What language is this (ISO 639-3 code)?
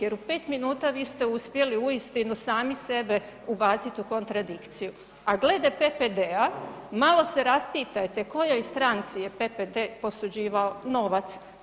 hrv